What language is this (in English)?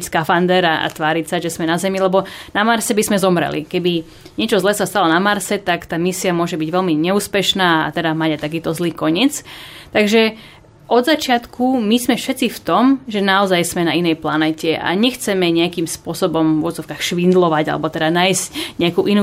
Slovak